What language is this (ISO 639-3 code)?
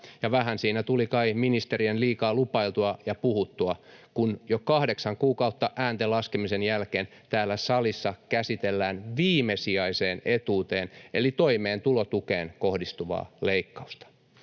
fin